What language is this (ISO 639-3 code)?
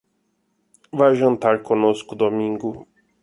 por